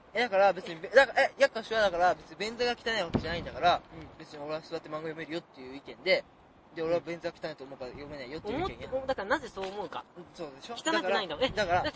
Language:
Japanese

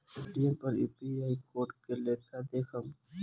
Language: Bhojpuri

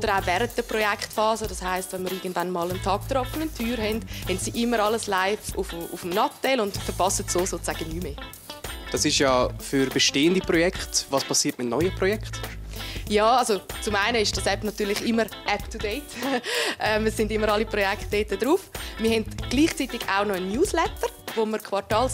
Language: German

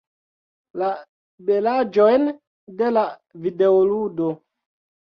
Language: Esperanto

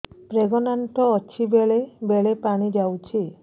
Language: Odia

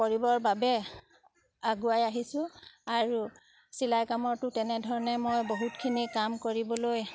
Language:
Assamese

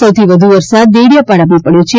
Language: Gujarati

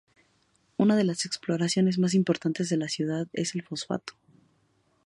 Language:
Spanish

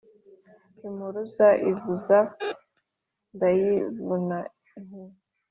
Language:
Kinyarwanda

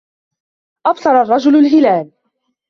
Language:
Arabic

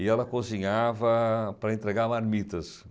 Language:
Portuguese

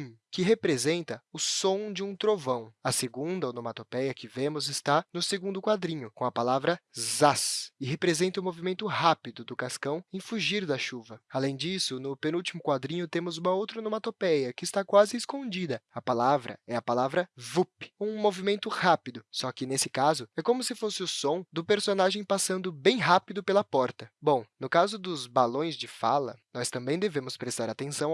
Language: Portuguese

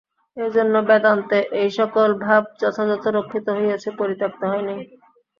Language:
Bangla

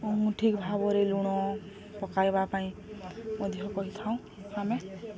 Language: Odia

